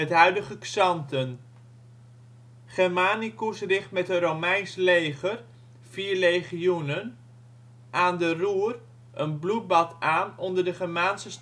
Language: Dutch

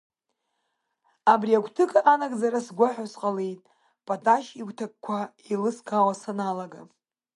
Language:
Abkhazian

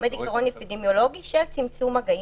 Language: Hebrew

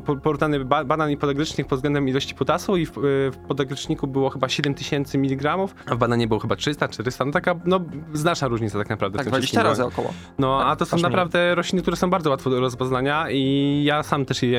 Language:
Polish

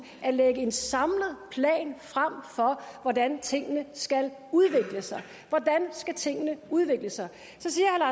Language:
Danish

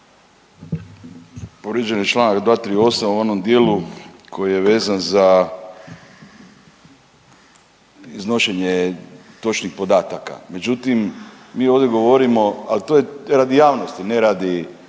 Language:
Croatian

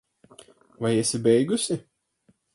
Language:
Latvian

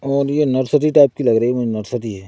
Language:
Hindi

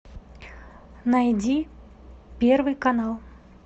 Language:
Russian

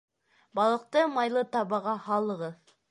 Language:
Bashkir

